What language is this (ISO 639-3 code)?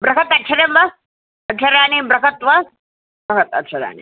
san